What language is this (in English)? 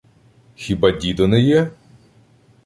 Ukrainian